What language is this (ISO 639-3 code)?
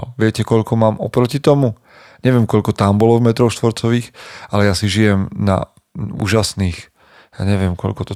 slk